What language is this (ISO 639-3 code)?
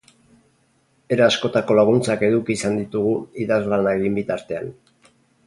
eus